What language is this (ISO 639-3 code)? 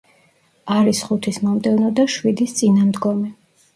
kat